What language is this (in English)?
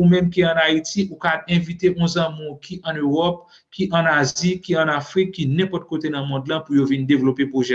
French